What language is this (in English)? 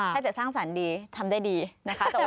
Thai